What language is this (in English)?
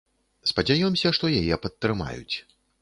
Belarusian